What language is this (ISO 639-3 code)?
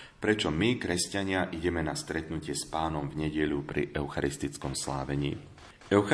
slk